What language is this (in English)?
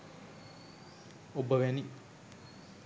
Sinhala